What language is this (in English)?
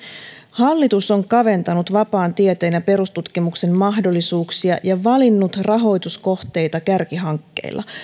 Finnish